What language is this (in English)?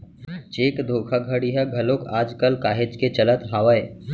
Chhattisgarhi